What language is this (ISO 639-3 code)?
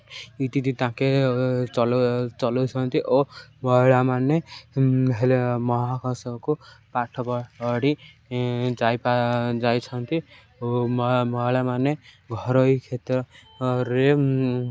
ori